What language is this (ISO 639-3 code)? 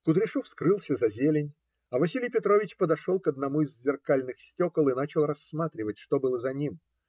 rus